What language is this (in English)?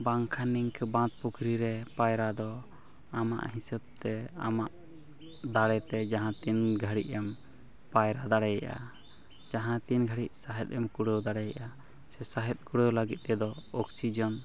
Santali